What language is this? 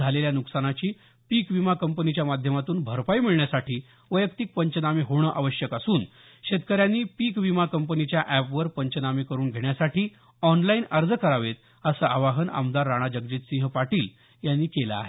Marathi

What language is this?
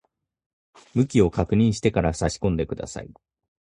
Japanese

